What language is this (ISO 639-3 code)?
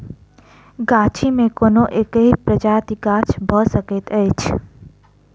mai